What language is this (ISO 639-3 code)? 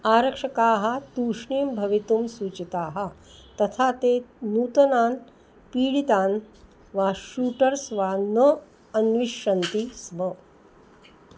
san